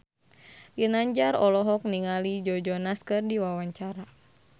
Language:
Sundanese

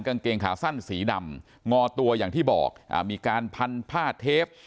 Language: Thai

